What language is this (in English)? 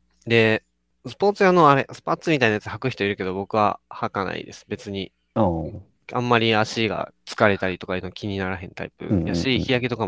Japanese